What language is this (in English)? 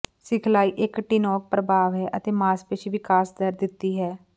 Punjabi